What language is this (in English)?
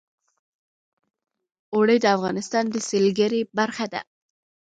Pashto